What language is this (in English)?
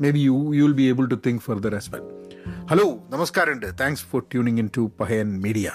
Malayalam